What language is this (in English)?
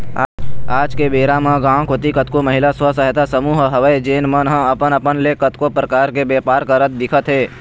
Chhattisgarhi